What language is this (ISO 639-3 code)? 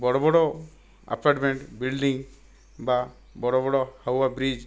ori